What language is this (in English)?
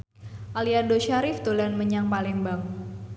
Javanese